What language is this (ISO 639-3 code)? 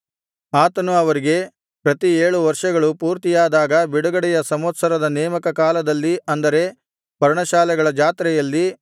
kan